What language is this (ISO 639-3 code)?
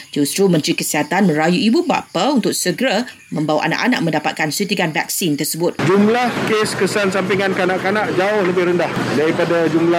msa